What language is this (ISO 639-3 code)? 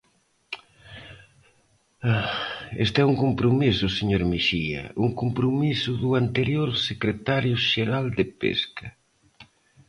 glg